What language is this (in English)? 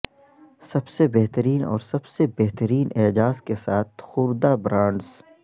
Urdu